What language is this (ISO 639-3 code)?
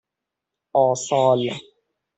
fas